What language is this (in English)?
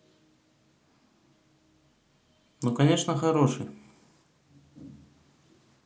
Russian